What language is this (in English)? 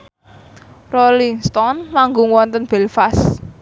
Javanese